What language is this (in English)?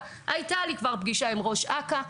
Hebrew